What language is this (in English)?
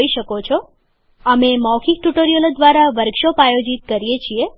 Gujarati